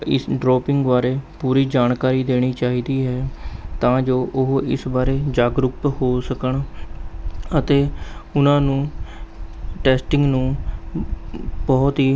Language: Punjabi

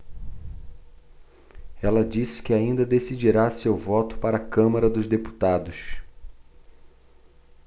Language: Portuguese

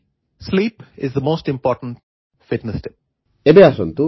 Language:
Odia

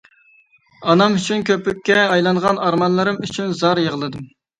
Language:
Uyghur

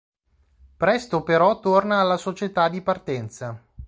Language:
Italian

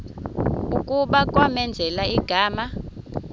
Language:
Xhosa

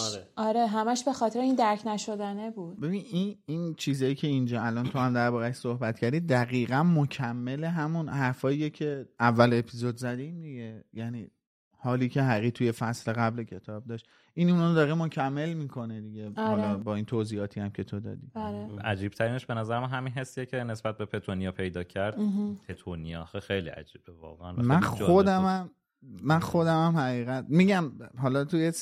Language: Persian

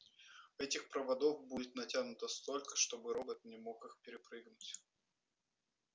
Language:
Russian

